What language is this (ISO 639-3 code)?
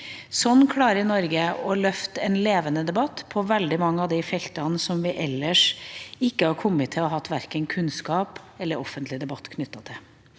nor